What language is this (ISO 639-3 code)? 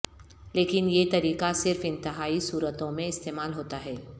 urd